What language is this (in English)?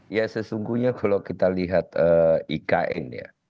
Indonesian